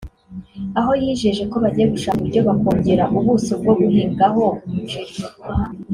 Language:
Kinyarwanda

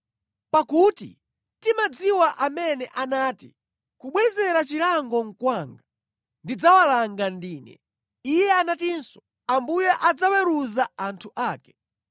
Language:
Nyanja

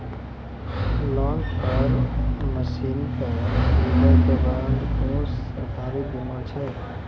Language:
Maithili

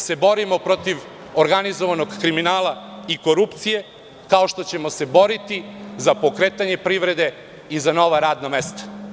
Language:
Serbian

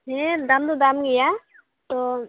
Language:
Santali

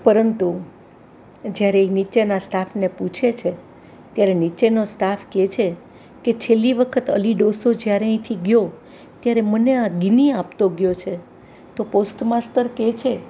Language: Gujarati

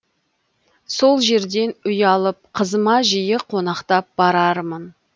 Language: Kazakh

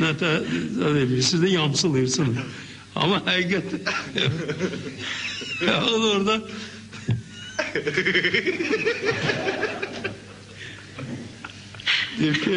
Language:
Turkish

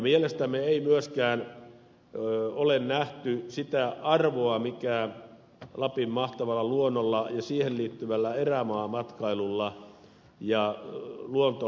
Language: Finnish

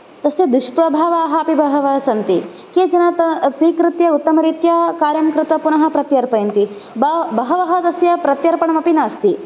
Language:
Sanskrit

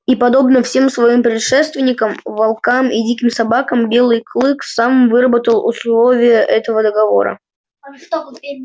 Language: Russian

